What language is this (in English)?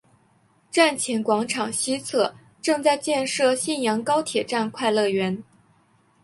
Chinese